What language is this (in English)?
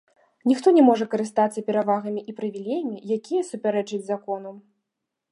Belarusian